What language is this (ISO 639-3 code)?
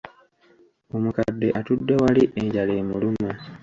lug